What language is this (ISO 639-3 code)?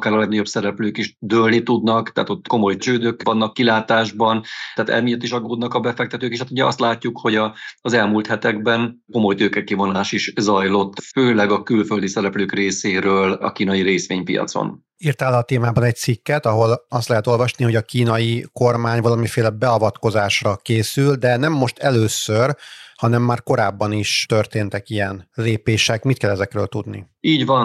hun